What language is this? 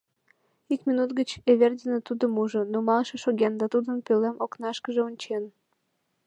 Mari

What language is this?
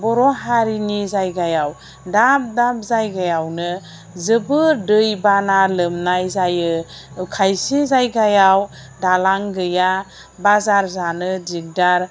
Bodo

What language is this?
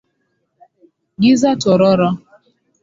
Swahili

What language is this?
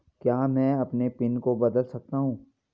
Hindi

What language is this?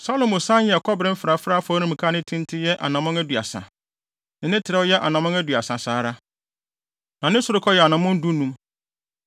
Akan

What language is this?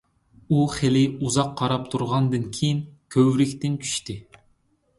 Uyghur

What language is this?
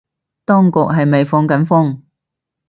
Cantonese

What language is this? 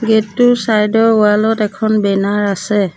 Assamese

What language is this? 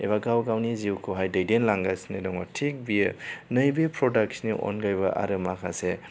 Bodo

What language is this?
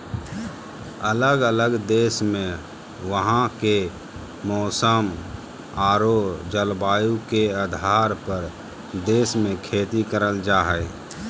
Magahi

